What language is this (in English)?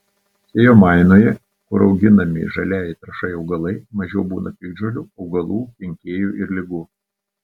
Lithuanian